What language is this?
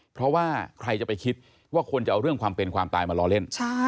Thai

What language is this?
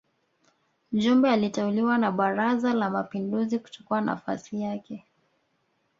Swahili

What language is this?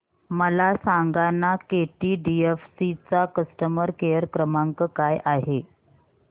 Marathi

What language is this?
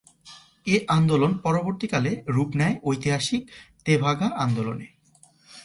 Bangla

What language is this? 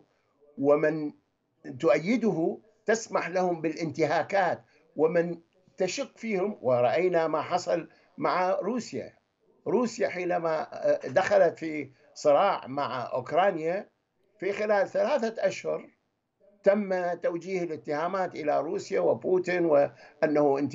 Arabic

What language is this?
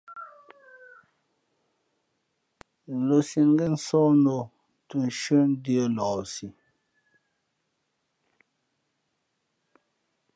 Fe'fe'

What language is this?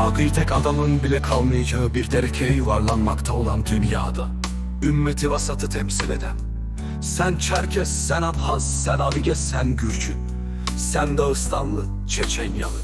Turkish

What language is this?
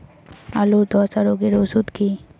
Bangla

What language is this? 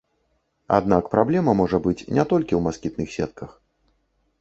Belarusian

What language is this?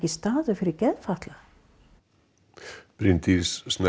Icelandic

